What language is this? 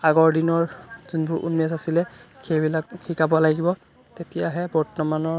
Assamese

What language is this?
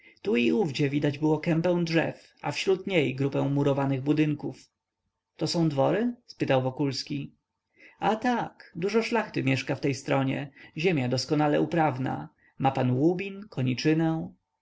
Polish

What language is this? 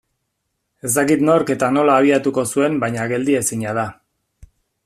Basque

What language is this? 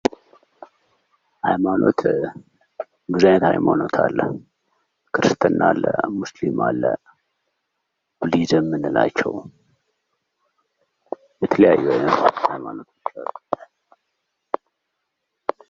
Amharic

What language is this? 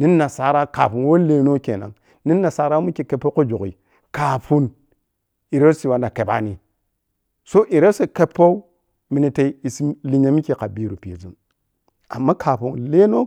Piya-Kwonci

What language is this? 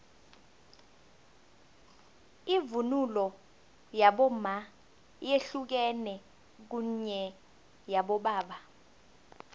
South Ndebele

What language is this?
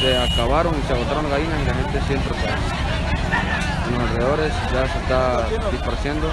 Spanish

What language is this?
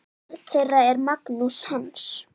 Icelandic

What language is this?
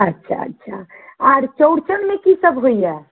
Maithili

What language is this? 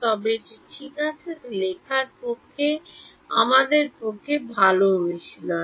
Bangla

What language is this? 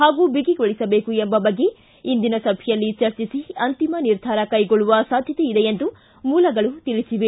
Kannada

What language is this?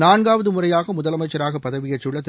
Tamil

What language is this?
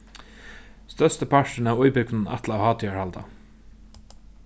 Faroese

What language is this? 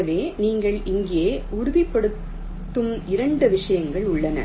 Tamil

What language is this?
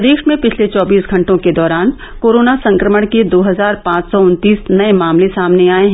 Hindi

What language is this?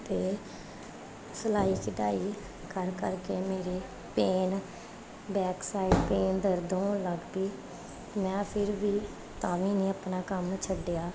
Punjabi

